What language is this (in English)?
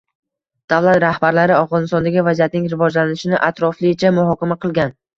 Uzbek